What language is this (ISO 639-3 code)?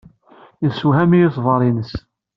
kab